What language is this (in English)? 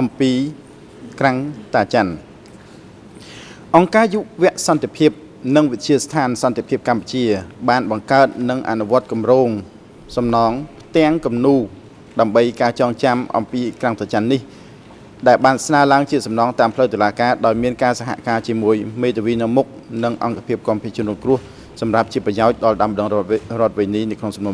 Thai